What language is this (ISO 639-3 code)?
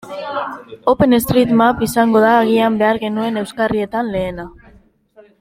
eus